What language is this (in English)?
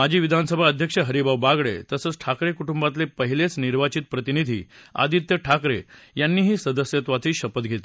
Marathi